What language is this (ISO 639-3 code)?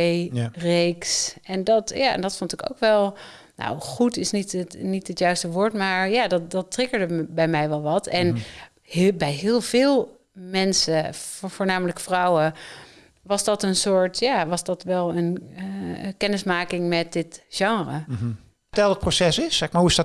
nld